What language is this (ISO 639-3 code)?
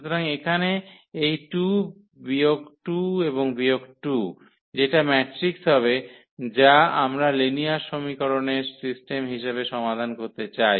ben